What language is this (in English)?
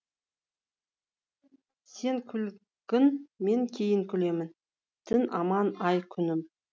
Kazakh